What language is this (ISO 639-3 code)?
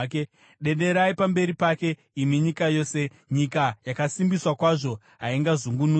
sna